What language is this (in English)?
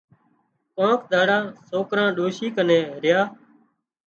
Wadiyara Koli